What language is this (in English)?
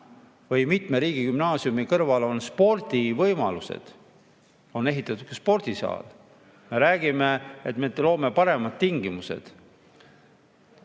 Estonian